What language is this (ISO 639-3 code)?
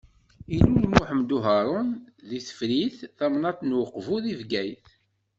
kab